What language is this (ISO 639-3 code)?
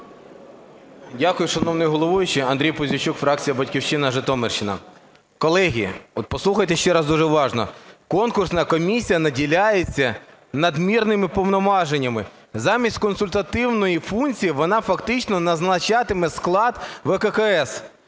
ukr